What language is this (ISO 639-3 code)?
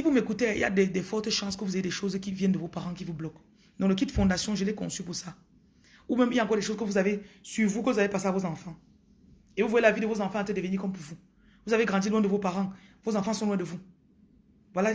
fra